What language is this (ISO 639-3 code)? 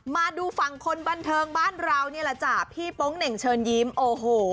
tha